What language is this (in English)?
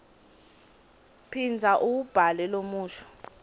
Swati